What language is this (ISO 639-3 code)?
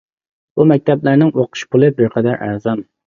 uig